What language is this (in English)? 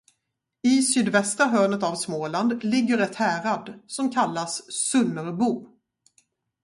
Swedish